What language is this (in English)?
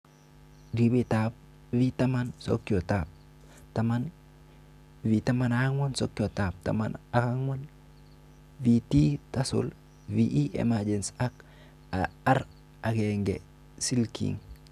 Kalenjin